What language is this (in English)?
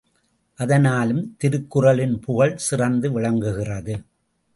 Tamil